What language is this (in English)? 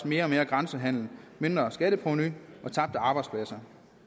Danish